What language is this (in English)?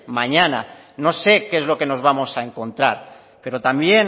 Spanish